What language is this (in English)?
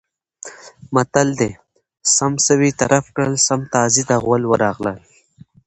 Pashto